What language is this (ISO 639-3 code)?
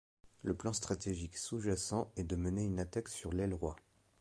fra